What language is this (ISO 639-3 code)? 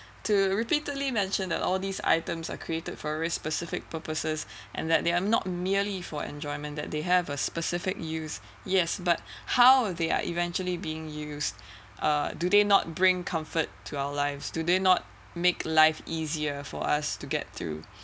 eng